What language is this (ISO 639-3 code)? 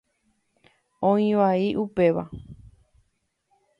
grn